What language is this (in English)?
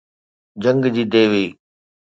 Sindhi